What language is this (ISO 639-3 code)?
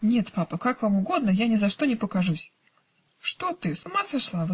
rus